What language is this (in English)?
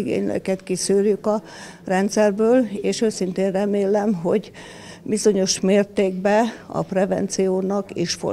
Hungarian